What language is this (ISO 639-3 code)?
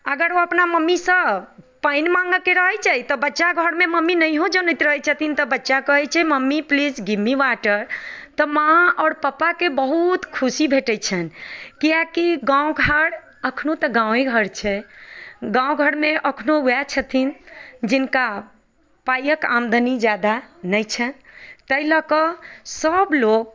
mai